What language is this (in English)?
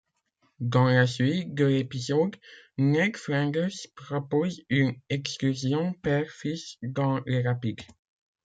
French